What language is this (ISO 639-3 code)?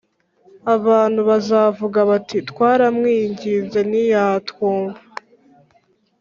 kin